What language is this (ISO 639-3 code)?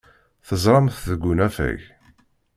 kab